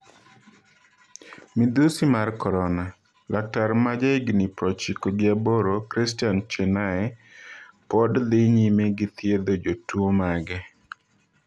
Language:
Luo (Kenya and Tanzania)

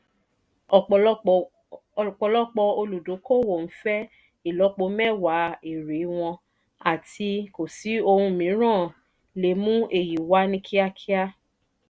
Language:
Yoruba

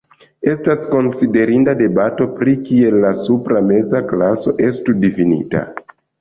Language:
Esperanto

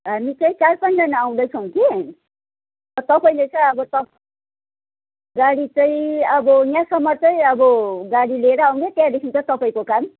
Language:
Nepali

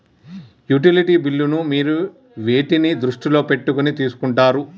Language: Telugu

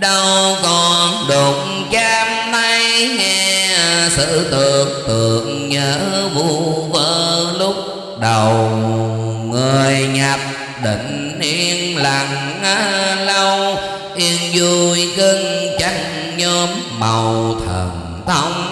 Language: Vietnamese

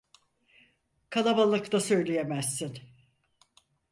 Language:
Turkish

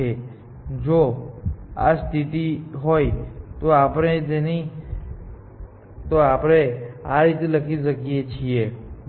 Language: Gujarati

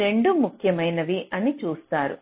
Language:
Telugu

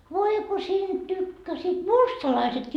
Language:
Finnish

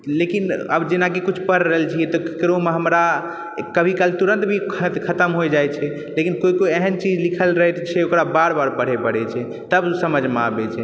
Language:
Maithili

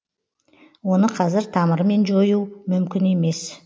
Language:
Kazakh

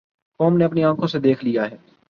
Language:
Urdu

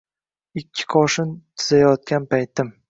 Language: Uzbek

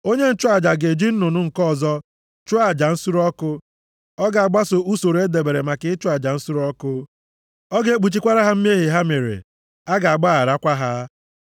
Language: Igbo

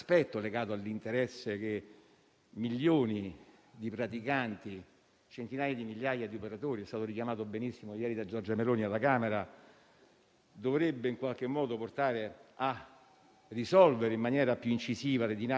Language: Italian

